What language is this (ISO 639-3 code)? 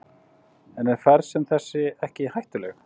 isl